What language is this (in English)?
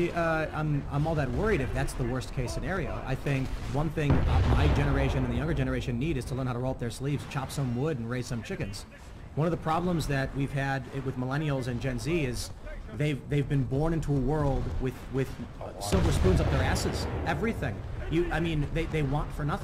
English